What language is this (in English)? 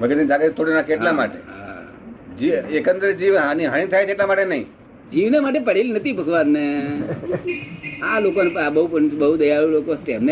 Gujarati